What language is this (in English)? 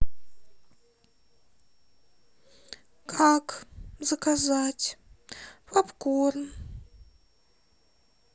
Russian